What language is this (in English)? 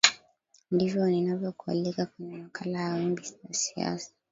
Swahili